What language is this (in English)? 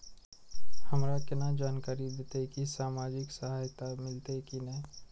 Maithili